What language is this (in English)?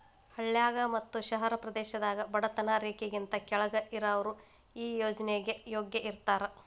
Kannada